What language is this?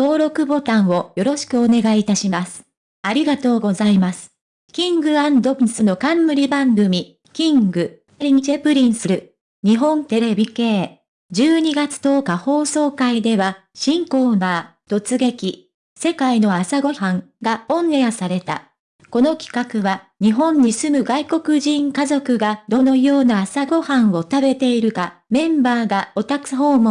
Japanese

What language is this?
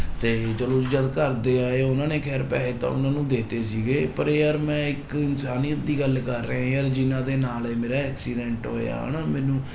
Punjabi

